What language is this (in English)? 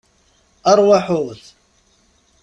Kabyle